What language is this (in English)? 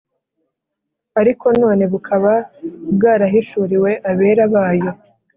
Kinyarwanda